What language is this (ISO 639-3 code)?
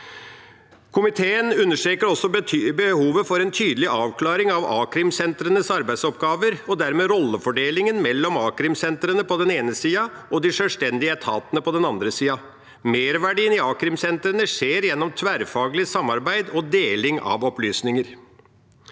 nor